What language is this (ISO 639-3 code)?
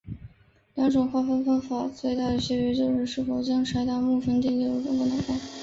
zho